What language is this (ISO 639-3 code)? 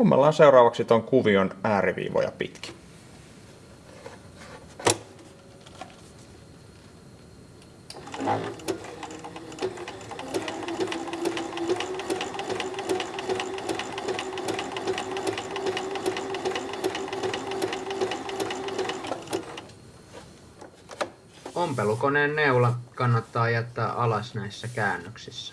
fin